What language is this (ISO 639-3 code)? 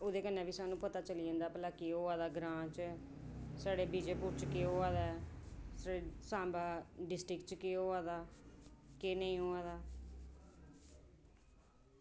doi